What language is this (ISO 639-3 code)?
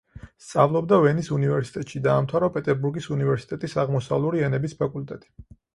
kat